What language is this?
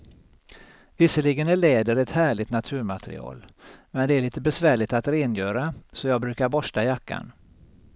Swedish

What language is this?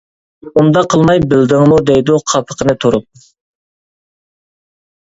Uyghur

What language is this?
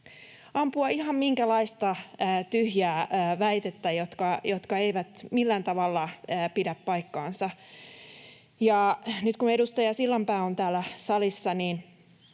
Finnish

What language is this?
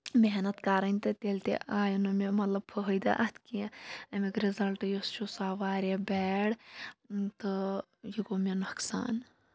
Kashmiri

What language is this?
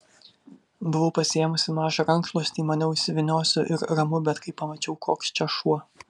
Lithuanian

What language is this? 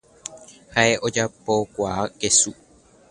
Guarani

